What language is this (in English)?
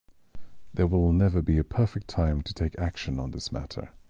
English